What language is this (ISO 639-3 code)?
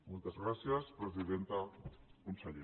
cat